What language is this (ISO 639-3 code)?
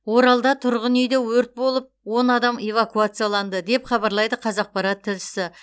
kaz